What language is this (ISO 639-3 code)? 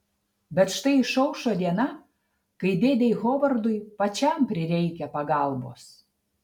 lit